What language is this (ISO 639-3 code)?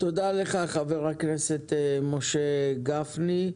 heb